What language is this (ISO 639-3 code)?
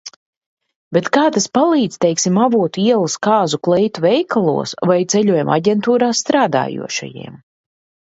lav